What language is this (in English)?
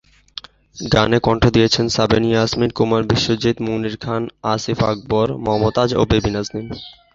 Bangla